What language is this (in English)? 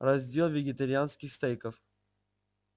Russian